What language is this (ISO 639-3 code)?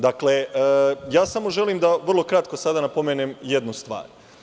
srp